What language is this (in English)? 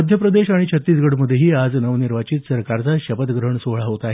Marathi